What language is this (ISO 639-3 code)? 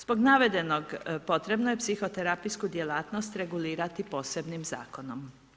hrv